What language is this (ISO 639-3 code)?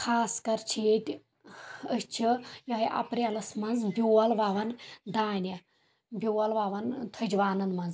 kas